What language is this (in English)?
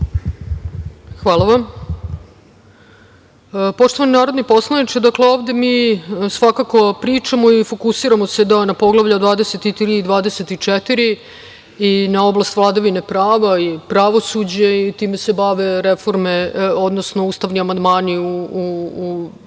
Serbian